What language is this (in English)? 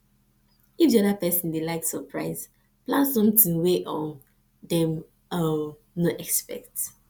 Nigerian Pidgin